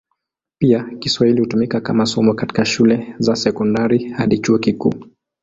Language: Swahili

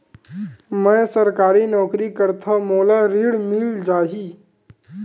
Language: Chhattisgarhi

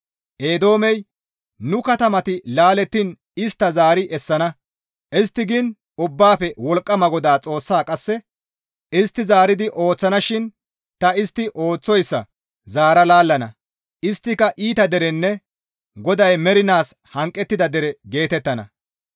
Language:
Gamo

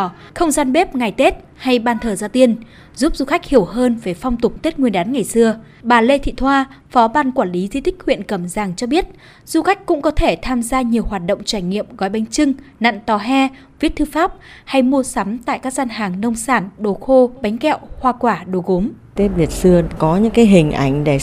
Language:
Vietnamese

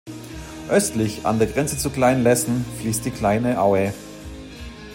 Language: German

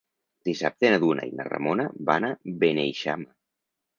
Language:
Catalan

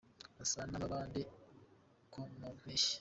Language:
Kinyarwanda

